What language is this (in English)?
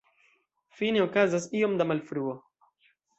Esperanto